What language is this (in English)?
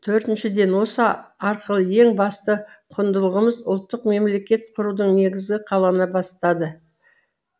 Kazakh